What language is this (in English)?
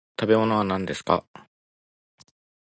Japanese